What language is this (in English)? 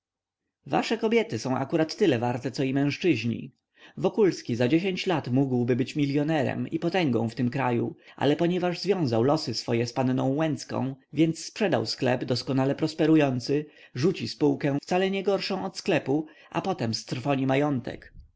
Polish